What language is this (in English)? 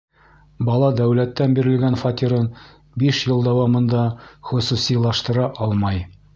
Bashkir